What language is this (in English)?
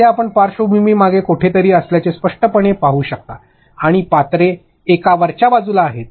Marathi